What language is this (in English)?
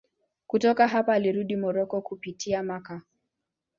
Swahili